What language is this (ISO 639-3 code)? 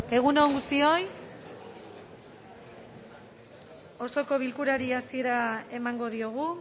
eus